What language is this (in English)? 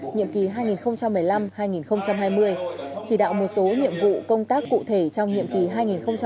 Vietnamese